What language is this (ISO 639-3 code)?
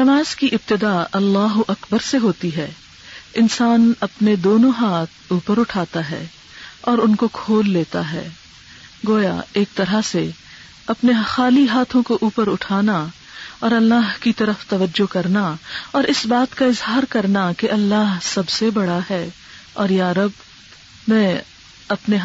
urd